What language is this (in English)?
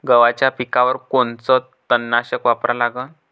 Marathi